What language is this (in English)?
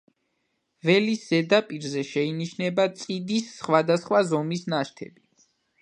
Georgian